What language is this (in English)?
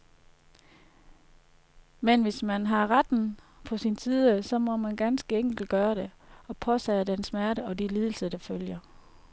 Danish